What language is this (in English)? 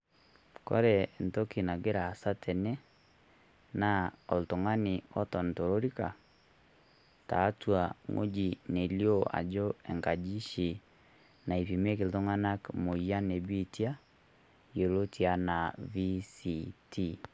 Masai